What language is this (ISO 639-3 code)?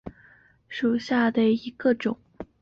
zho